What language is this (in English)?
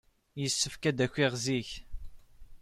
Kabyle